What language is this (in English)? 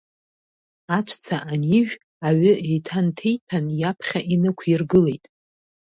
Abkhazian